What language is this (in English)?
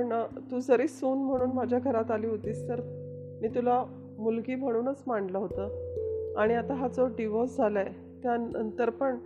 Marathi